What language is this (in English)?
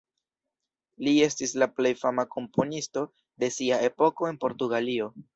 Esperanto